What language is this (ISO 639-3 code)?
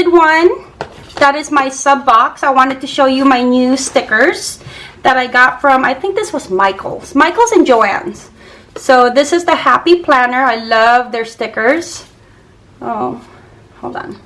eng